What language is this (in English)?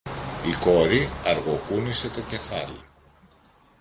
Greek